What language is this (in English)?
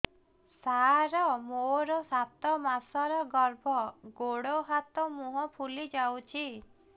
Odia